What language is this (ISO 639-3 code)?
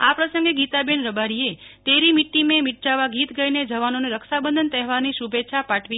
guj